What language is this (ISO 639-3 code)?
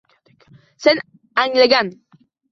uzb